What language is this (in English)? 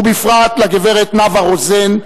Hebrew